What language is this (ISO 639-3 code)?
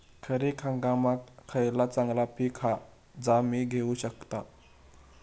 mar